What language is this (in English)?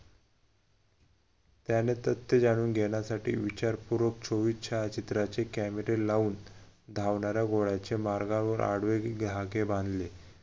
Marathi